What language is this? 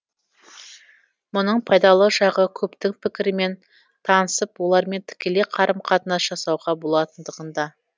Kazakh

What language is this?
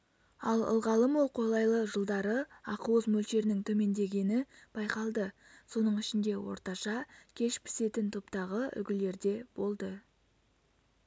Kazakh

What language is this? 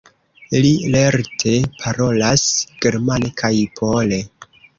Esperanto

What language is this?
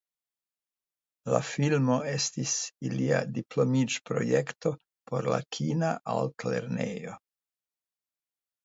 Esperanto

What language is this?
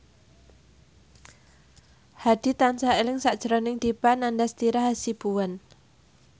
Javanese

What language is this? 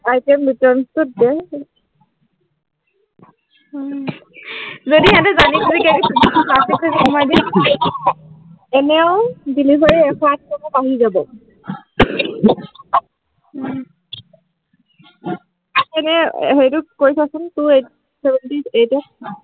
Assamese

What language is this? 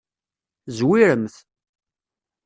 Kabyle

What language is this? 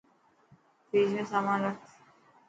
Dhatki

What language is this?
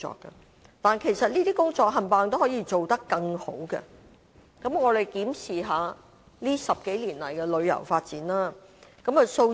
Cantonese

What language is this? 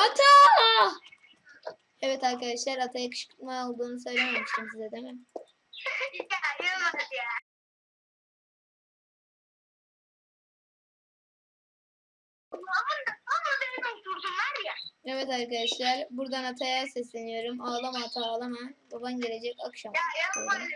Turkish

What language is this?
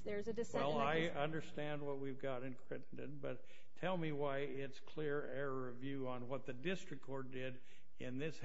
English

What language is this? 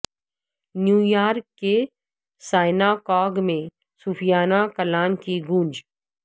Urdu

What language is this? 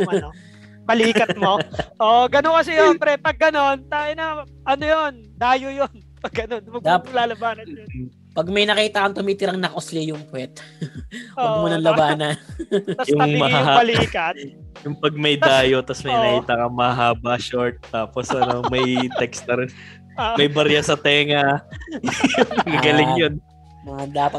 Filipino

